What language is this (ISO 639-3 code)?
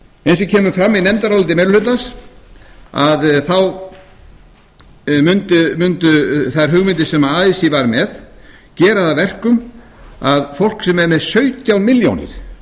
isl